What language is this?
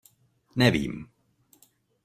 Czech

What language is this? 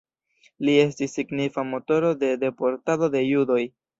Esperanto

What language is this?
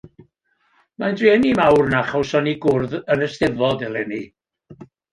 Welsh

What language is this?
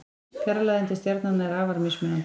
Icelandic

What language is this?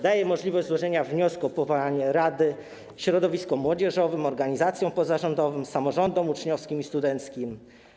Polish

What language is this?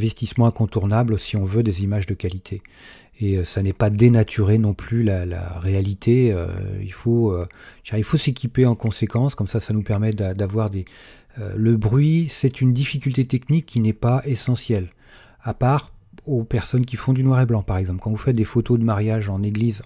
French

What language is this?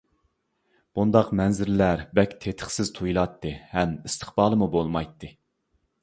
Uyghur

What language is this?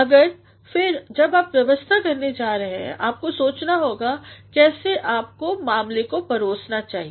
Hindi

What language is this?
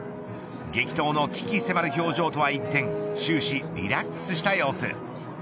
Japanese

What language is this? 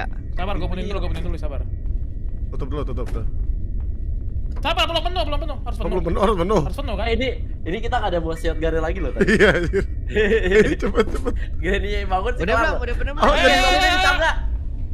Indonesian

